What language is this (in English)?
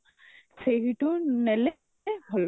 Odia